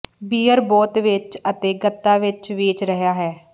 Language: Punjabi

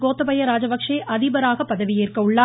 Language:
Tamil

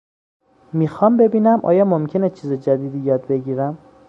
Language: Persian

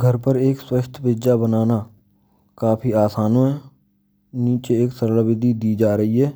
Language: Braj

